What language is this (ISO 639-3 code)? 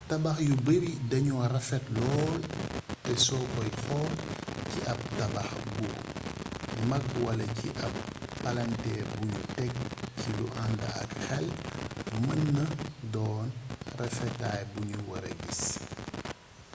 wol